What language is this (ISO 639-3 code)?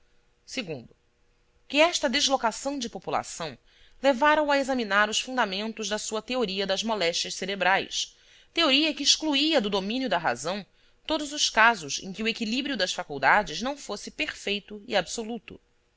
por